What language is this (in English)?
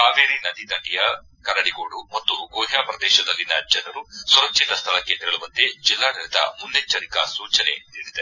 Kannada